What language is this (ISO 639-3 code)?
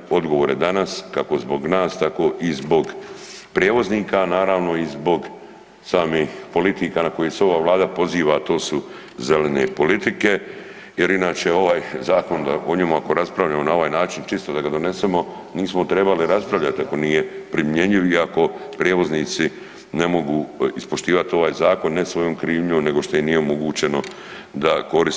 hrv